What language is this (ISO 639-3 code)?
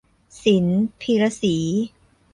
tha